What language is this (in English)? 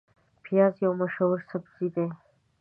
Pashto